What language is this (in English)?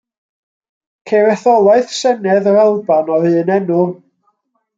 Welsh